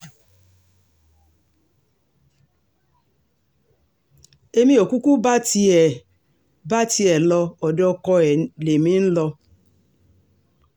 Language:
Yoruba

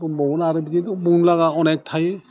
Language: Bodo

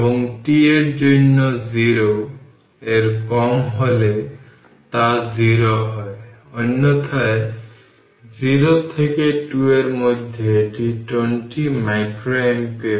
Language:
Bangla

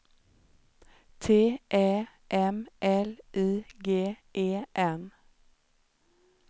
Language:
Swedish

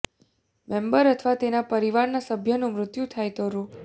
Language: Gujarati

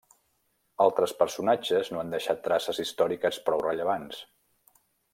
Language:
Catalan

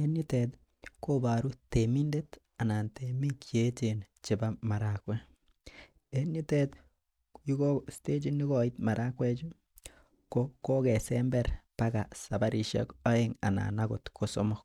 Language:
Kalenjin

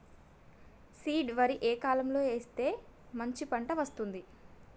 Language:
Telugu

